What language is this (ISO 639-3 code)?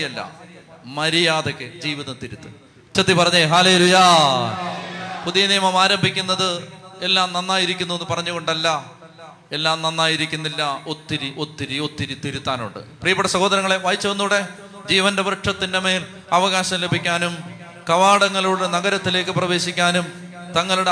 mal